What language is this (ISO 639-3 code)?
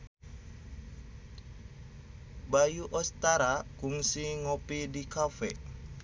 sun